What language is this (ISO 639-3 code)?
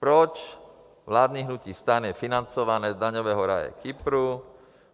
ces